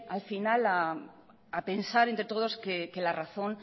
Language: Spanish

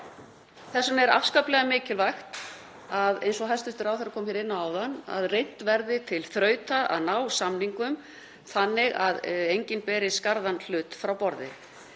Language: Icelandic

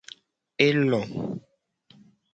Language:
Gen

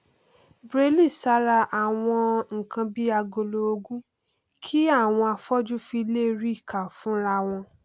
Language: Yoruba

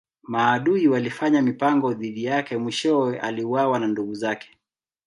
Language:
Swahili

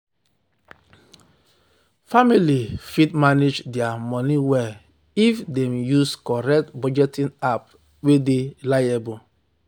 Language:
Nigerian Pidgin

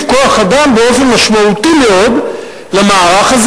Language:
Hebrew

